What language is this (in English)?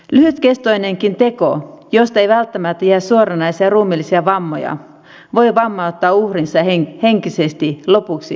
Finnish